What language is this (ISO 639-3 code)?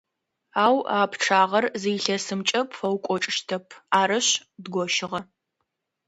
ady